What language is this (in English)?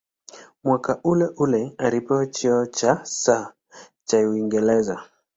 Swahili